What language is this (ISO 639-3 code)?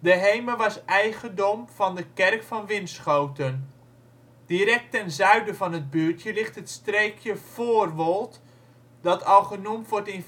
nld